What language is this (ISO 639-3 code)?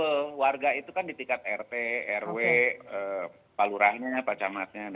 ind